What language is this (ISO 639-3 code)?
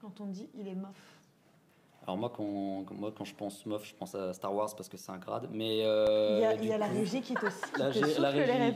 fra